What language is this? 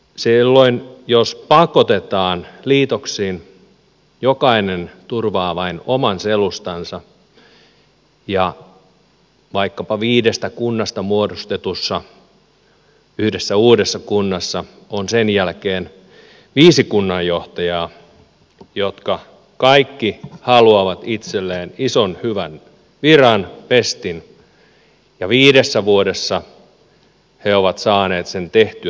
Finnish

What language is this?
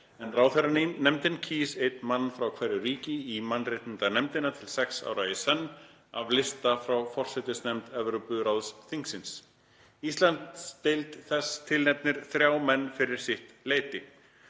Icelandic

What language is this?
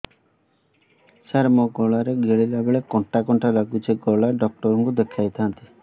Odia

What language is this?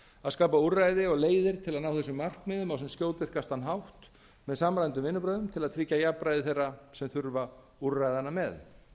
Icelandic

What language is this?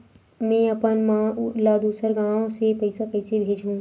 Chhattisgarhi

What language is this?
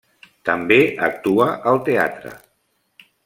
Catalan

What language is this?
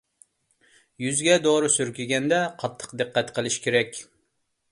Uyghur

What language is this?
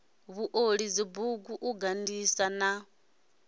Venda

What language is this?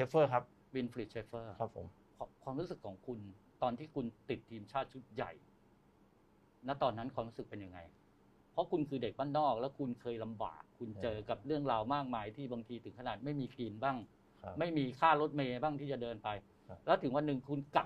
Thai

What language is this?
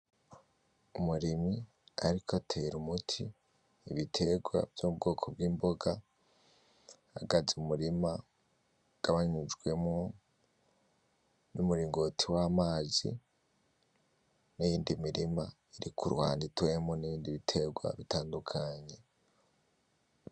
Rundi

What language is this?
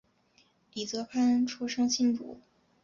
Chinese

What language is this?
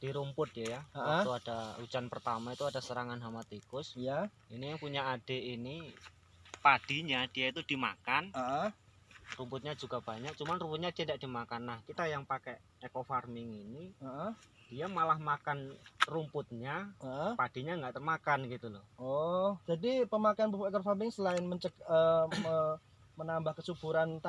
Indonesian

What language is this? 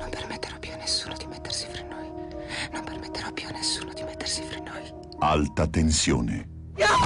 Italian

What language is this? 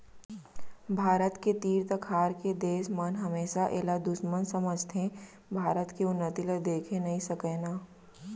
Chhattisgarhi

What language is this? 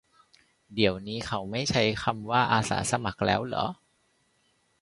Thai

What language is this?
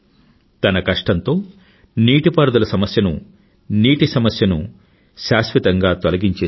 Telugu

